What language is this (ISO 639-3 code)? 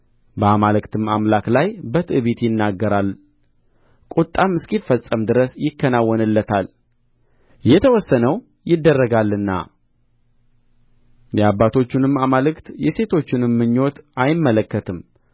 amh